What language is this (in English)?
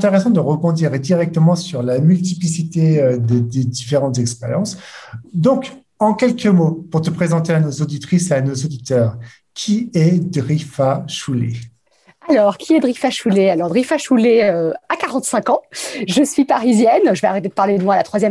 French